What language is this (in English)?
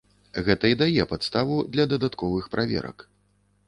Belarusian